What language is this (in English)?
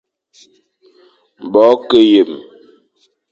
Fang